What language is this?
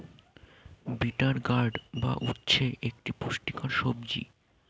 Bangla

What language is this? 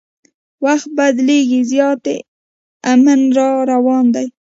Pashto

